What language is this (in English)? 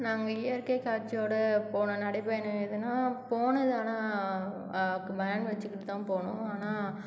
Tamil